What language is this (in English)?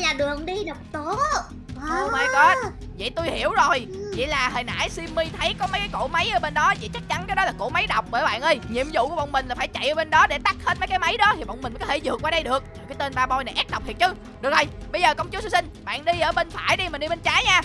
Vietnamese